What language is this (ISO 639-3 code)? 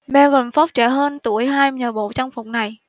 vie